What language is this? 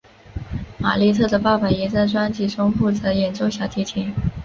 Chinese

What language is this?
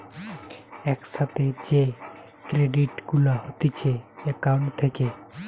Bangla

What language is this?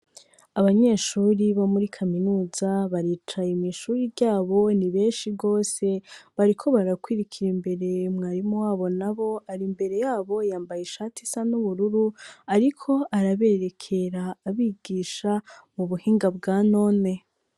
Rundi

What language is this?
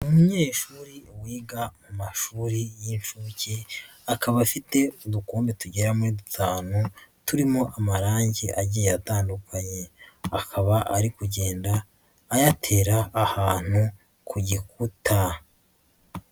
Kinyarwanda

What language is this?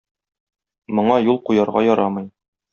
Tatar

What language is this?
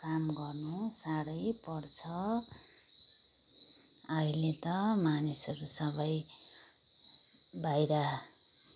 Nepali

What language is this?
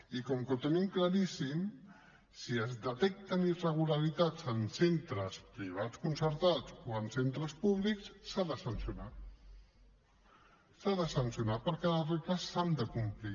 Catalan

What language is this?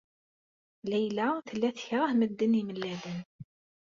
Kabyle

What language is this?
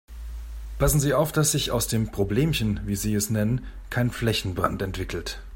German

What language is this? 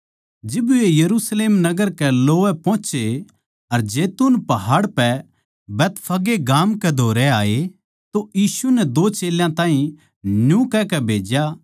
Haryanvi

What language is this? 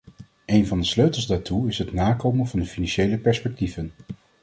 Dutch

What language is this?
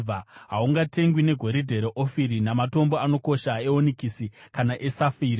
Shona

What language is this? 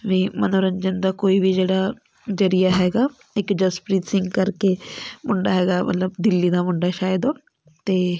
Punjabi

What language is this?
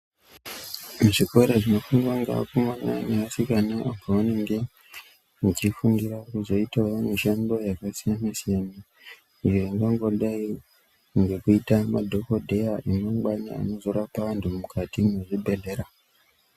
Ndau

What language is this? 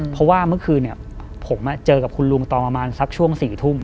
Thai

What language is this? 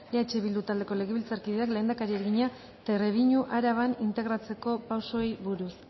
Basque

